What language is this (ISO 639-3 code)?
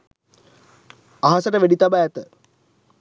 sin